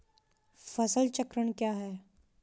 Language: Hindi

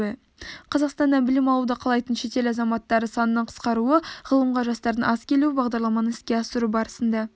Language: Kazakh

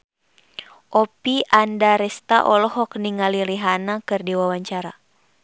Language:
Sundanese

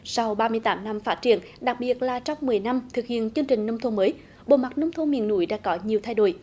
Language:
Vietnamese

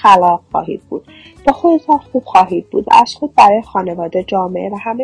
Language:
Persian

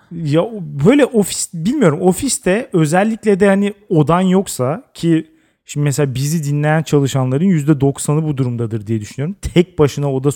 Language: Turkish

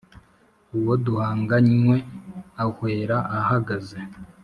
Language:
Kinyarwanda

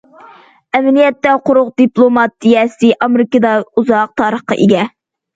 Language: Uyghur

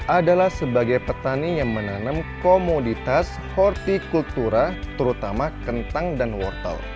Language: Indonesian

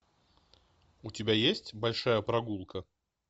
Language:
Russian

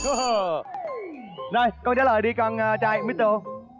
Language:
Vietnamese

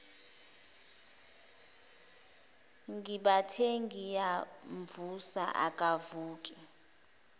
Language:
Zulu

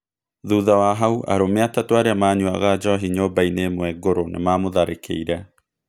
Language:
Kikuyu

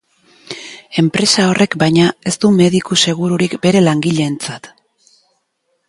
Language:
Basque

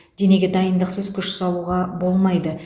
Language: Kazakh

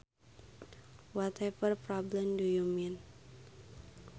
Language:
Sundanese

